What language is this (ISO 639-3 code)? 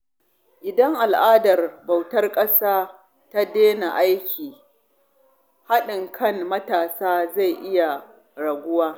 hau